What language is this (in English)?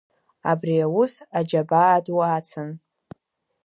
Abkhazian